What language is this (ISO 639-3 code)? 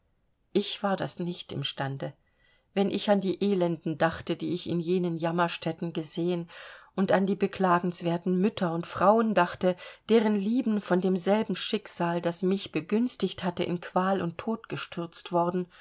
deu